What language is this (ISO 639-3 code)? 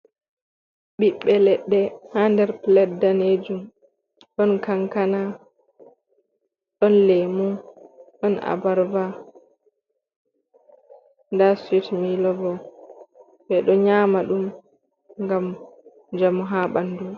ful